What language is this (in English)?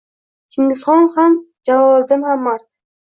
Uzbek